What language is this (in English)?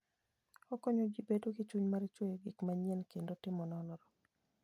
Luo (Kenya and Tanzania)